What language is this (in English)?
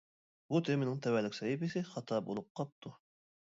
Uyghur